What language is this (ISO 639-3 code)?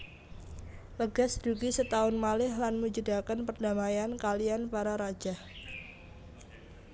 jav